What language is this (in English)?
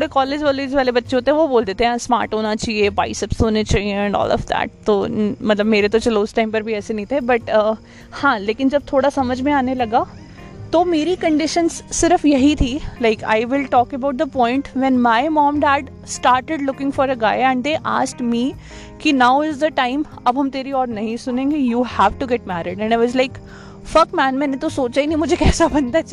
Hindi